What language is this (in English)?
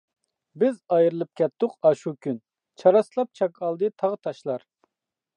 Uyghur